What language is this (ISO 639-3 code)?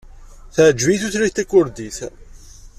kab